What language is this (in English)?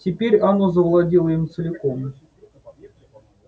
Russian